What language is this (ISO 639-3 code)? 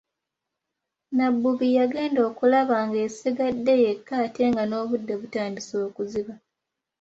lug